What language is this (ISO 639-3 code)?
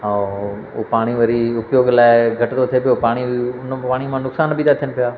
snd